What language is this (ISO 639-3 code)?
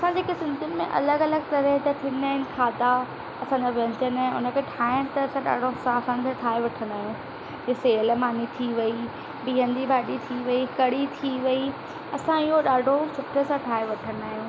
snd